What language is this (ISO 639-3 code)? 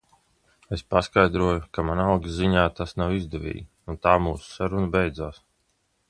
lav